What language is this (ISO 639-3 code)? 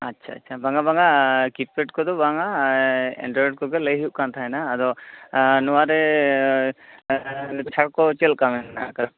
sat